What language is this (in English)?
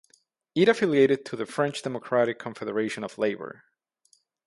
English